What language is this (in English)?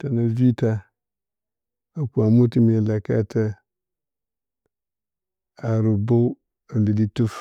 Bacama